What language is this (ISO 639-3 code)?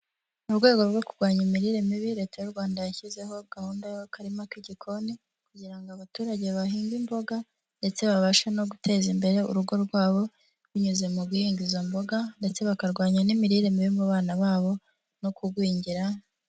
kin